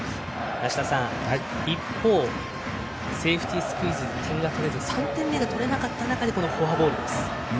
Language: Japanese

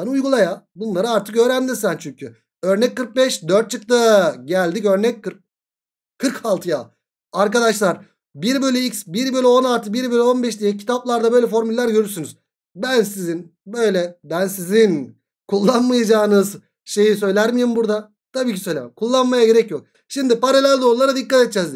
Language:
Turkish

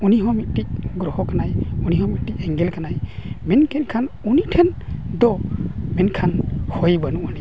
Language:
Santali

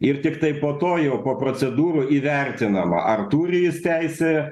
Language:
Lithuanian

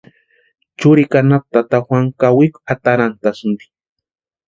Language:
Western Highland Purepecha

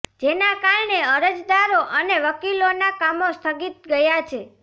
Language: Gujarati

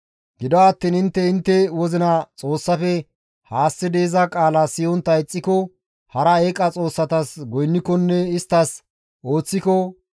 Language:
Gamo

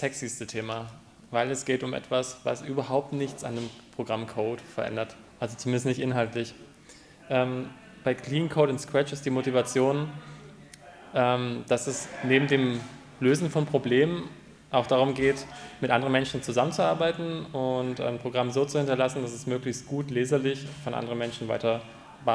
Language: German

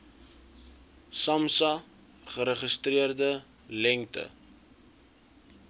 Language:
Afrikaans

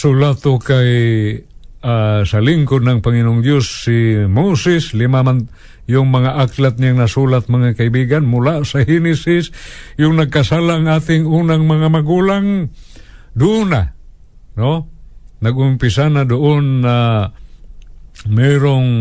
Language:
Filipino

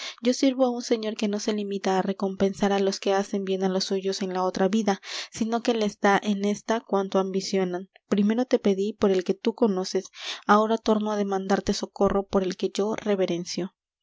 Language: Spanish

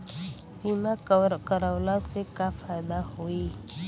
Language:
Bhojpuri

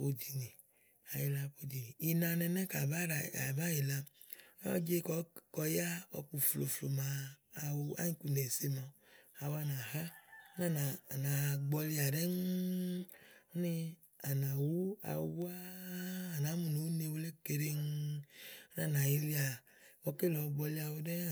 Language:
Igo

